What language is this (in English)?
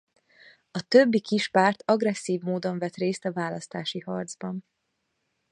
Hungarian